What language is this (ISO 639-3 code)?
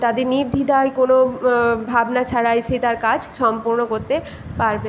ben